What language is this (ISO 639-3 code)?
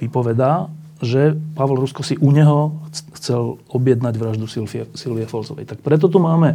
slk